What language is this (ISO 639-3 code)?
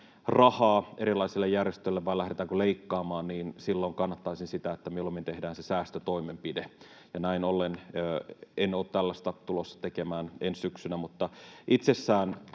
fin